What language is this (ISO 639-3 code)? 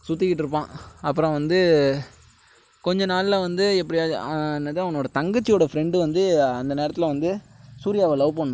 tam